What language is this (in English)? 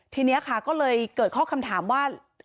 Thai